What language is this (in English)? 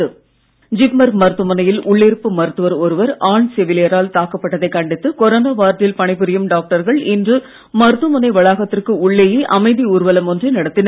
Tamil